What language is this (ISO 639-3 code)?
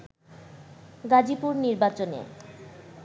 ben